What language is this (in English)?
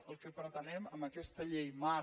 Catalan